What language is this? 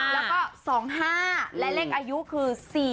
Thai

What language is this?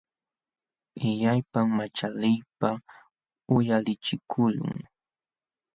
Jauja Wanca Quechua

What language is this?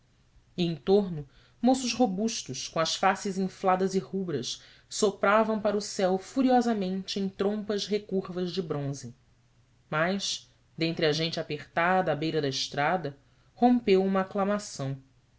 Portuguese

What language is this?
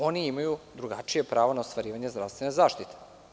Serbian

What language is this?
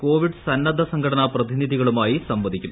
Malayalam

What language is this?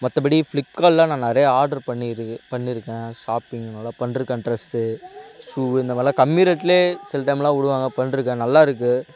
Tamil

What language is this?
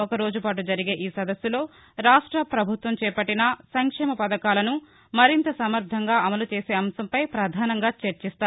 Telugu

